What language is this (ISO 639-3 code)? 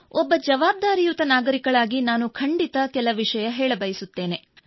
kan